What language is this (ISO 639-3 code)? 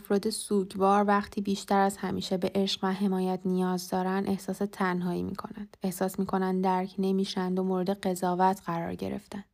fas